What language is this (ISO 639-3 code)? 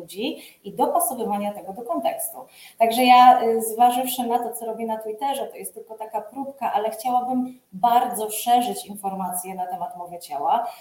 pol